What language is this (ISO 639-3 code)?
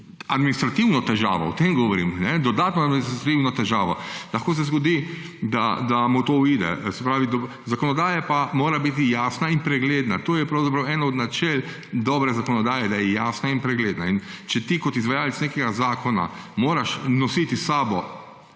slv